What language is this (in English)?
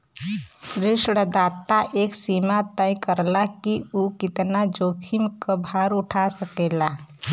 Bhojpuri